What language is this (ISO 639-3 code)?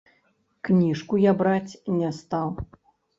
bel